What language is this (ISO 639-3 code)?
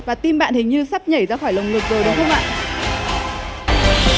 vie